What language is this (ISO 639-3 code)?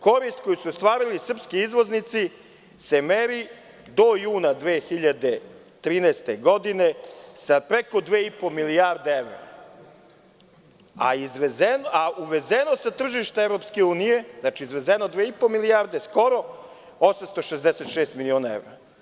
srp